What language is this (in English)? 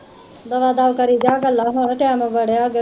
Punjabi